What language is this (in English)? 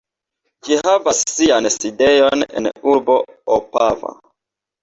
Esperanto